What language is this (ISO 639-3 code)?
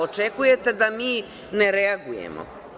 srp